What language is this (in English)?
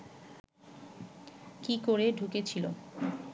Bangla